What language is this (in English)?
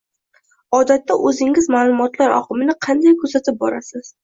Uzbek